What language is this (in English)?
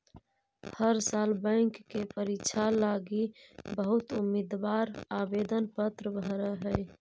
Magahi